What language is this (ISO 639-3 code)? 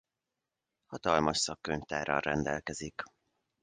hun